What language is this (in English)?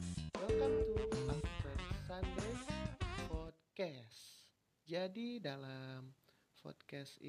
Indonesian